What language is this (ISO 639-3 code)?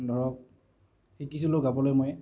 asm